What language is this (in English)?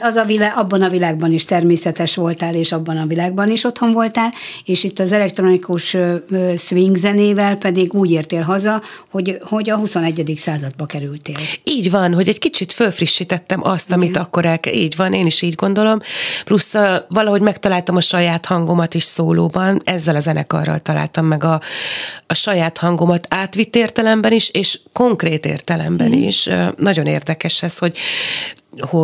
Hungarian